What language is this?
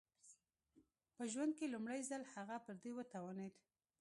Pashto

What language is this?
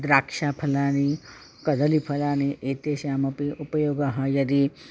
Sanskrit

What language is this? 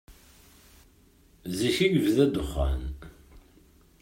Kabyle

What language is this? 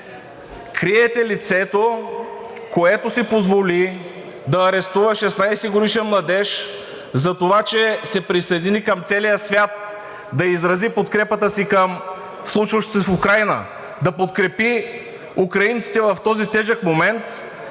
Bulgarian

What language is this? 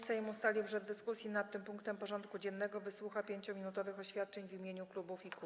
Polish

